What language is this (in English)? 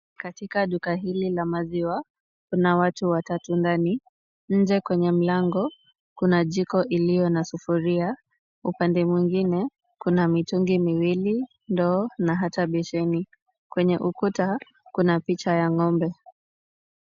Swahili